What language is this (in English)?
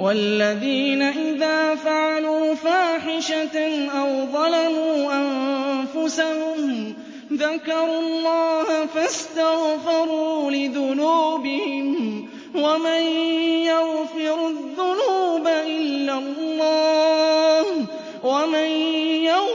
Arabic